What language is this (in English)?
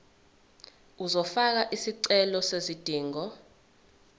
Zulu